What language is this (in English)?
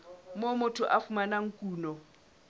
Southern Sotho